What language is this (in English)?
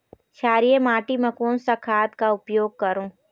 Chhattisgarhi